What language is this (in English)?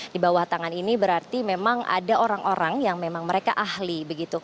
Indonesian